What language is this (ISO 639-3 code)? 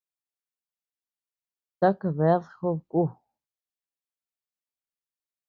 cux